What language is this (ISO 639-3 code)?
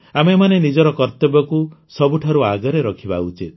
ori